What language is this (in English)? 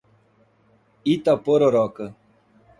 Portuguese